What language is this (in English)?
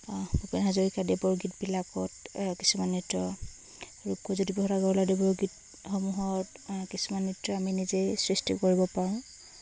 Assamese